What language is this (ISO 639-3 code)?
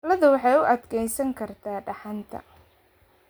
som